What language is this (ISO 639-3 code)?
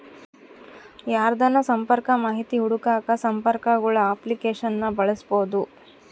kan